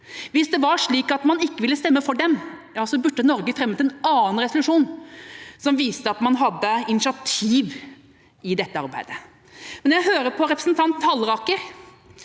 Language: Norwegian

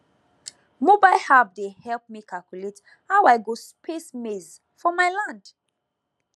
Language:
Nigerian Pidgin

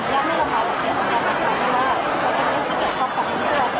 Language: Thai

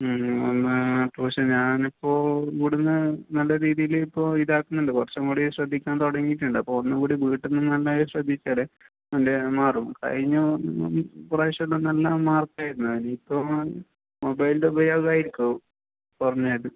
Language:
Malayalam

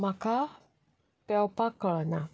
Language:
Konkani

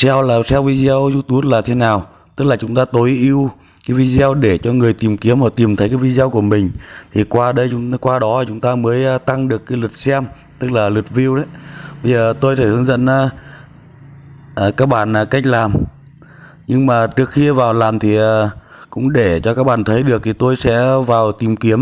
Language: Vietnamese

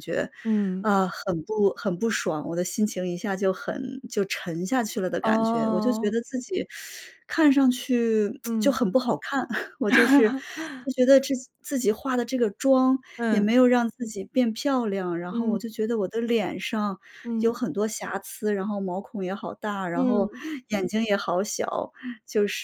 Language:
Chinese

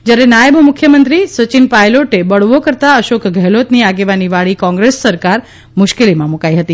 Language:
Gujarati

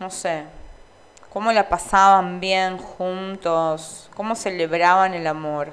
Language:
Spanish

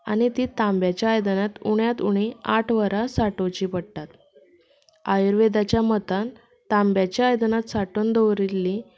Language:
Konkani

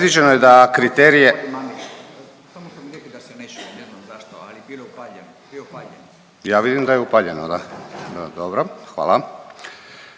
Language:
Croatian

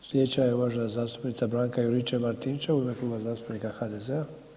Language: Croatian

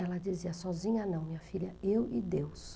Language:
Portuguese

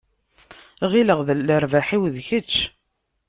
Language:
Kabyle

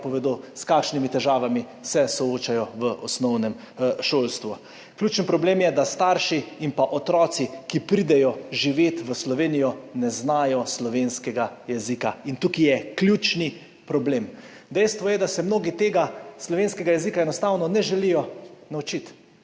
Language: Slovenian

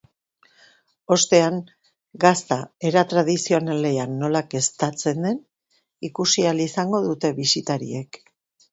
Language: Basque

